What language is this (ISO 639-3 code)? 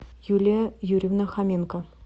rus